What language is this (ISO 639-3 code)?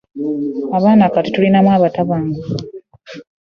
lug